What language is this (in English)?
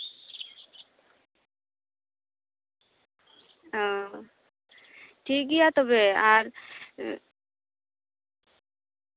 Santali